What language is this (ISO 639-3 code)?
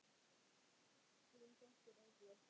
isl